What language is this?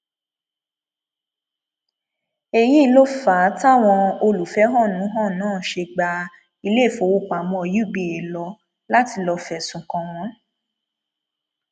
Yoruba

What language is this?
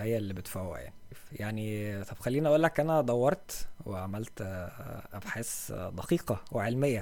Arabic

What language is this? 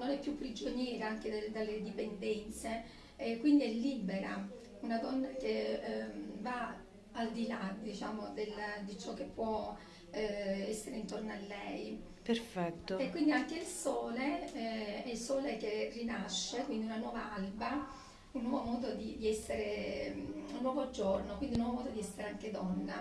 Italian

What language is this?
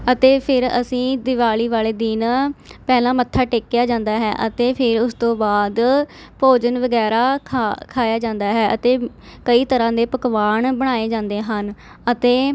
Punjabi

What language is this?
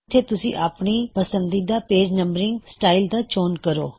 Punjabi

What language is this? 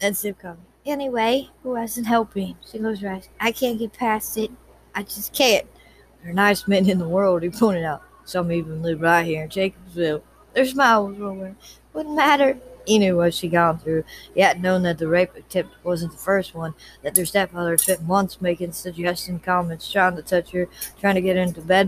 English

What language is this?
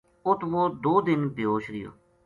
Gujari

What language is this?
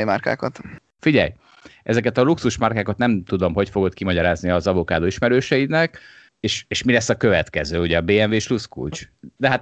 Hungarian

